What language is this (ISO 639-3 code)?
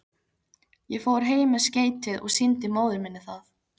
isl